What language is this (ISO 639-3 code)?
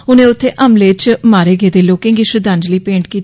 doi